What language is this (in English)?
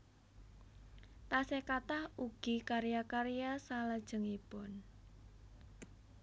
Javanese